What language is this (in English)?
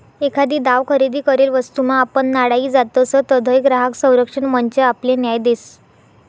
Marathi